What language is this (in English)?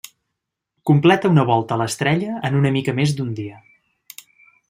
Catalan